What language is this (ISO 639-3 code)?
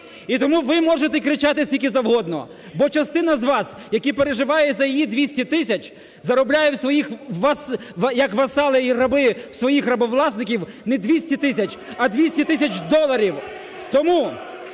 ukr